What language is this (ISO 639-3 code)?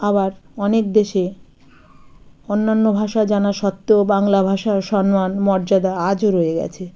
ben